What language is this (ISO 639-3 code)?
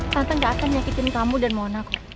ind